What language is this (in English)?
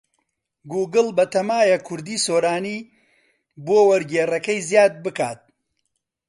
Central Kurdish